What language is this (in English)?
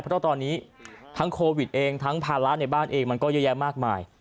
Thai